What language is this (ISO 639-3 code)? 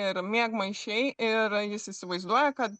lit